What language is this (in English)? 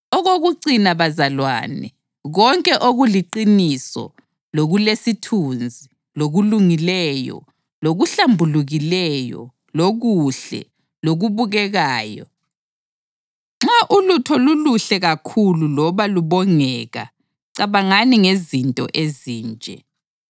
North Ndebele